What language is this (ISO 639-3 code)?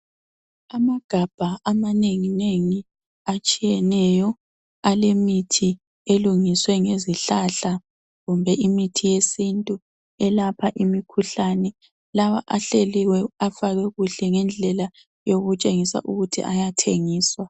nde